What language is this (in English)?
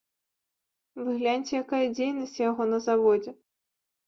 Belarusian